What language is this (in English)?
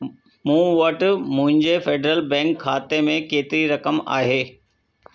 Sindhi